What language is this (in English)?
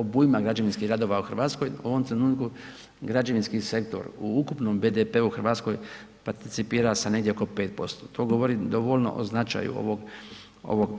Croatian